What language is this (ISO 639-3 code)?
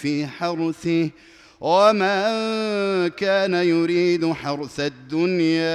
ara